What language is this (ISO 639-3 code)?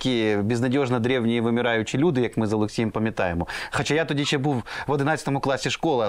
ukr